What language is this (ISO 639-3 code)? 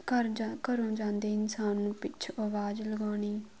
pan